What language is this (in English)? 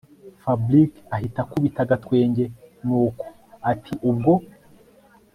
Kinyarwanda